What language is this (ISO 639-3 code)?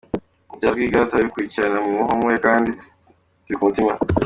kin